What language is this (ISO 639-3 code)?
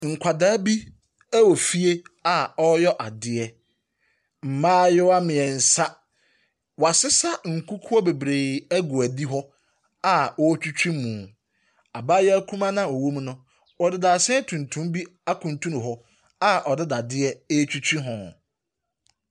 aka